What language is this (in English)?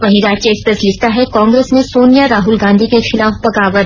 Hindi